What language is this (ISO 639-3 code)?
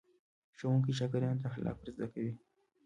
pus